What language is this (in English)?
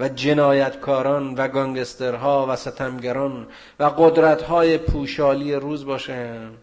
Persian